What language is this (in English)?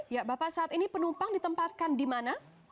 Indonesian